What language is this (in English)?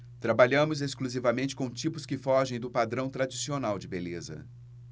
Portuguese